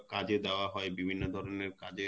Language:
Bangla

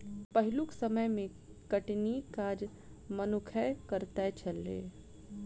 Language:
Maithili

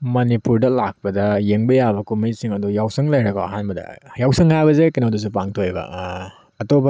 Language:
Manipuri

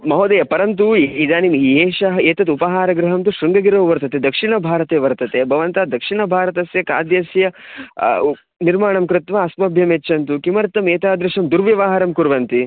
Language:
Sanskrit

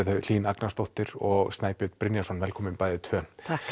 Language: Icelandic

